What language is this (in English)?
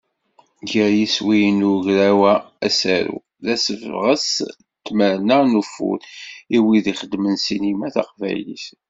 Kabyle